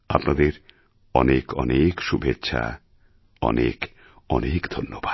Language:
Bangla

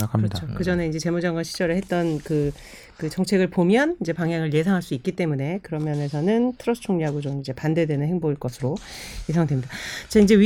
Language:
Korean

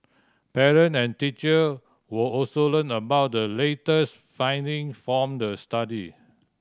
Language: English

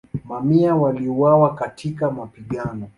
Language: Swahili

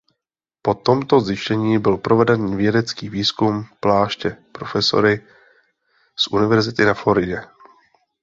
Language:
Czech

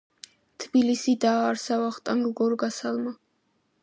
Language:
Georgian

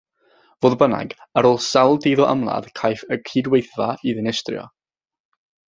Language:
Welsh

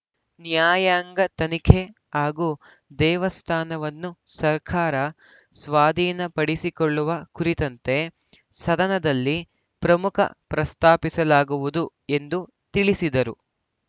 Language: Kannada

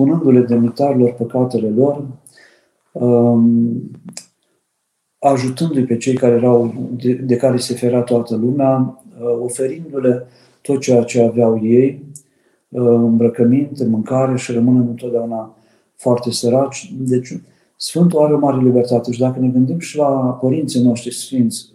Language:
Romanian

